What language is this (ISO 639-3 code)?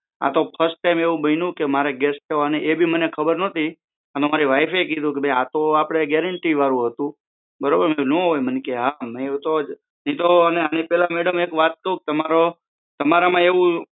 guj